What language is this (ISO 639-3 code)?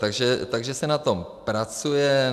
ces